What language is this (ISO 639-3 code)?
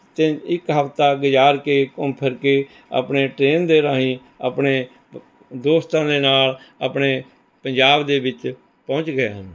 pan